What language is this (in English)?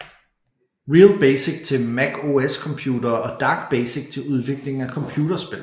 Danish